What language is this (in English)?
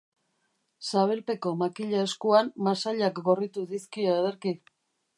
Basque